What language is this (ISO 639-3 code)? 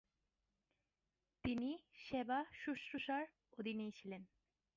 ben